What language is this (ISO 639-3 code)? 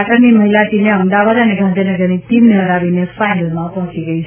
guj